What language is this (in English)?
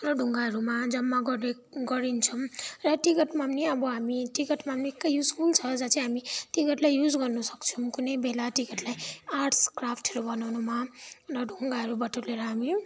Nepali